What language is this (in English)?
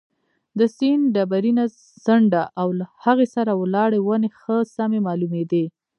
Pashto